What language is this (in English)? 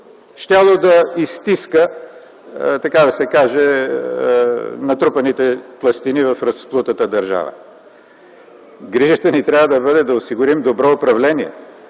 Bulgarian